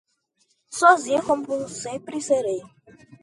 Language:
Portuguese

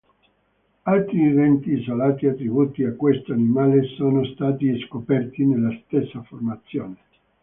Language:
Italian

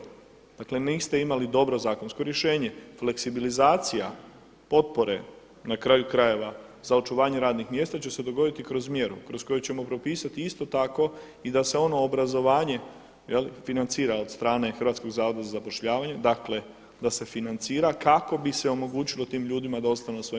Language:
Croatian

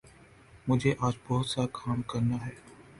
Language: Urdu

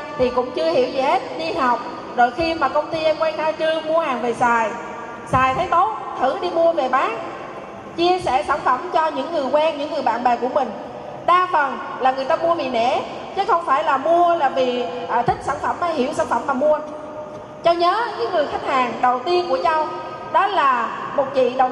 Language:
Vietnamese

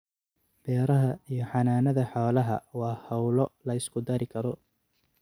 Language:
Somali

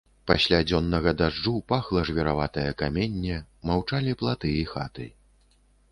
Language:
Belarusian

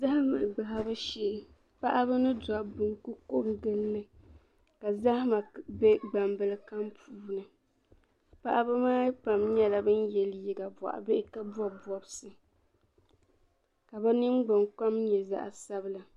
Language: Dagbani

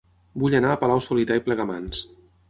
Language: Catalan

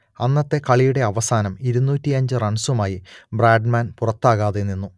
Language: Malayalam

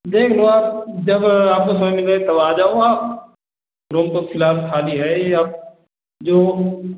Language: Hindi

